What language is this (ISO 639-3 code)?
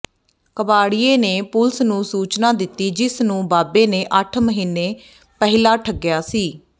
pan